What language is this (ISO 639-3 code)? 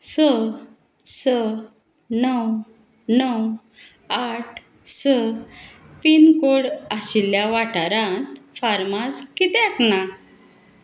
kok